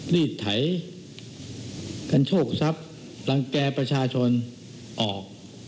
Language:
Thai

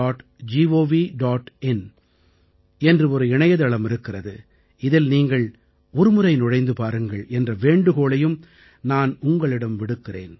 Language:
Tamil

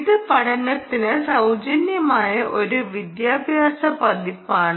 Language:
Malayalam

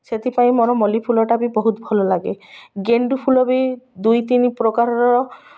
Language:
Odia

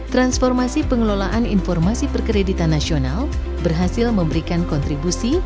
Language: Indonesian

